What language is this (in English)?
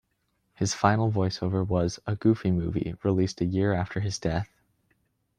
English